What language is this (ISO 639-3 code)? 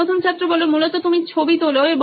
ben